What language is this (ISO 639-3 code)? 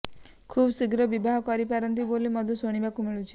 ori